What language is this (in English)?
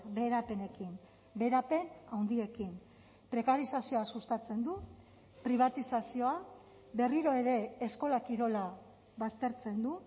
Basque